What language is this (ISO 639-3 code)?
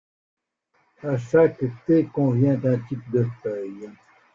fra